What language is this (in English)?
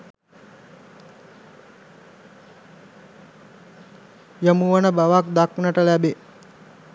Sinhala